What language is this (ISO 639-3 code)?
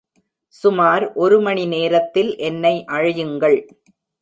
tam